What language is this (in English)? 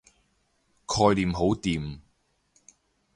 Cantonese